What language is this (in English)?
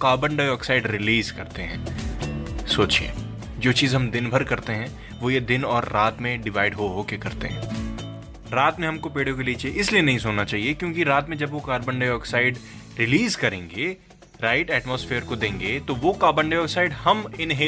Hindi